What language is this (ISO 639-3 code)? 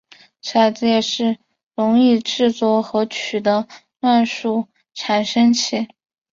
zho